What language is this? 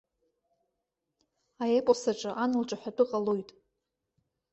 Abkhazian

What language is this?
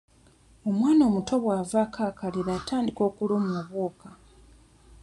Ganda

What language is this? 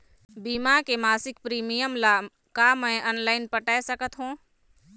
Chhattisgarhi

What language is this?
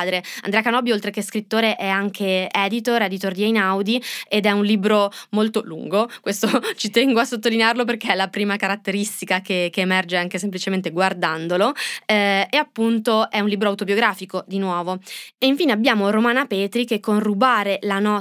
Italian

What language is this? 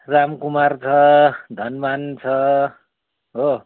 Nepali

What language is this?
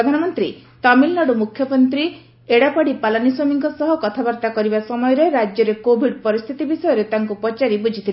Odia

